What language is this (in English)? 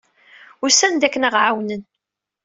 Kabyle